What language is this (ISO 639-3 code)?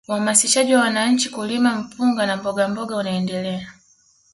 swa